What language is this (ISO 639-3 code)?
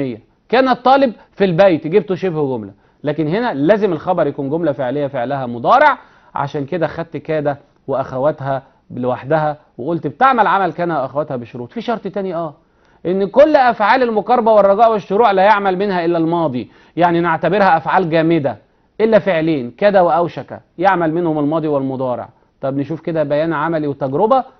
ara